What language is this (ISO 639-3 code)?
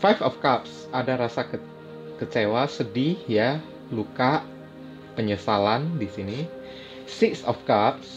ind